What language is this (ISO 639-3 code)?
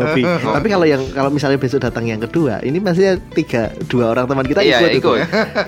ind